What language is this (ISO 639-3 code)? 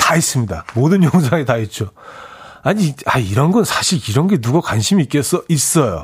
kor